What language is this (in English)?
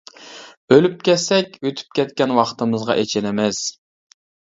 Uyghur